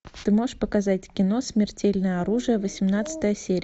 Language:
Russian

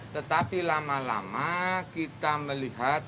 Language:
Indonesian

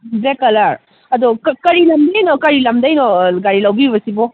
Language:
Manipuri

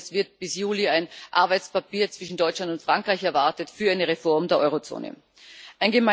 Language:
German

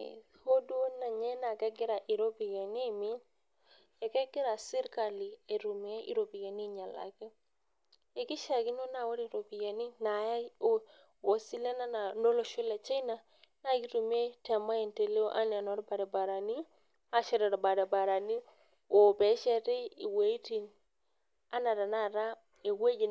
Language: Masai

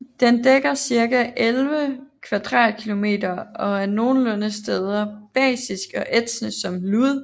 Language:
Danish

